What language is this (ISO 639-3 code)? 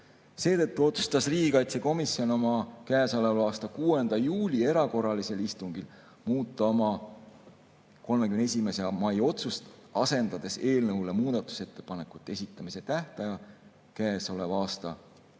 est